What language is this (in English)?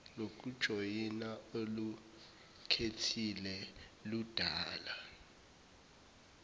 Zulu